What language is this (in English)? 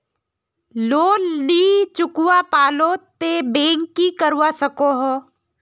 Magahi